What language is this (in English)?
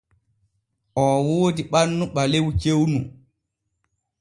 Borgu Fulfulde